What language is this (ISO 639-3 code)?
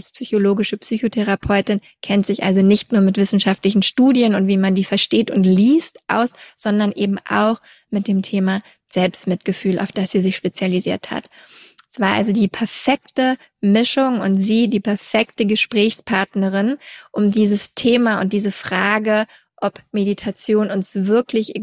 deu